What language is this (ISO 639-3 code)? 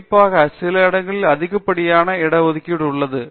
tam